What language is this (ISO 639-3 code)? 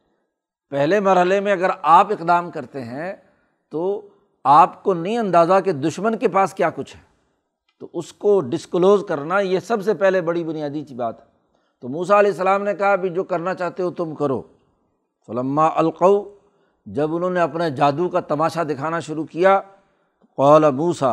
urd